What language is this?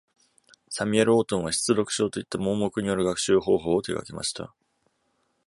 Japanese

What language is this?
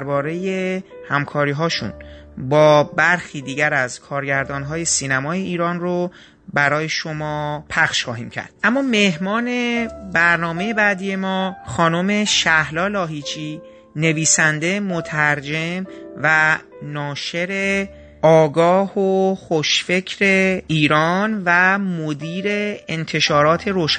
Persian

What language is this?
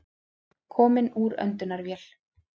Icelandic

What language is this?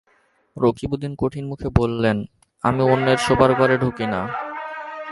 Bangla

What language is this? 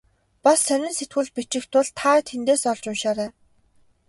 Mongolian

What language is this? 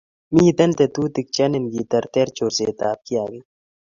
Kalenjin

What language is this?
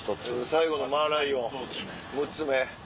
Japanese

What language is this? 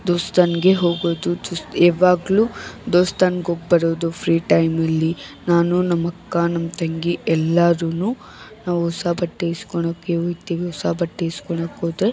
Kannada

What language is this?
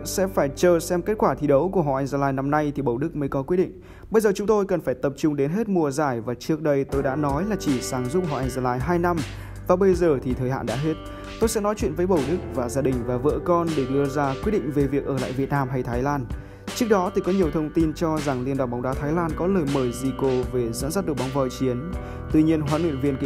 Vietnamese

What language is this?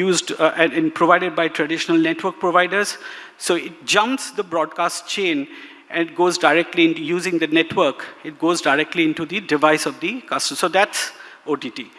English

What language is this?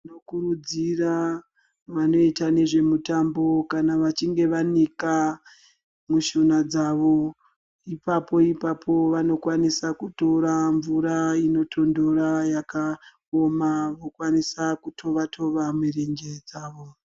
Ndau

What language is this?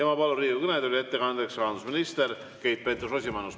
Estonian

